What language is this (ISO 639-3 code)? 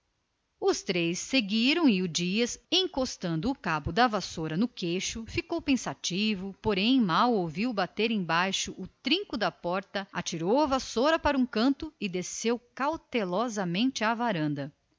por